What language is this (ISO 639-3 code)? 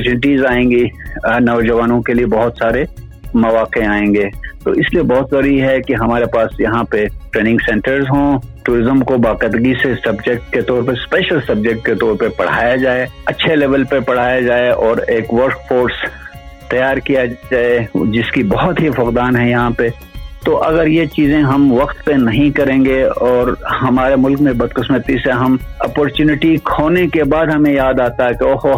urd